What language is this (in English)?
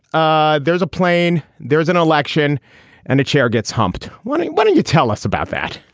English